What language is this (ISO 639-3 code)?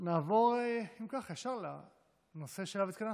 heb